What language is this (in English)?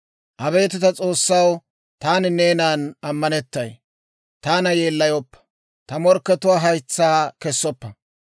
Dawro